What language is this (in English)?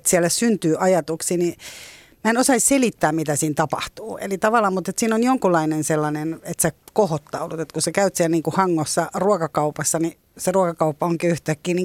Finnish